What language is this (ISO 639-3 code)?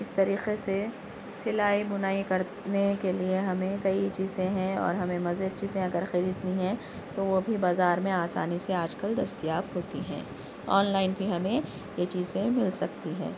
urd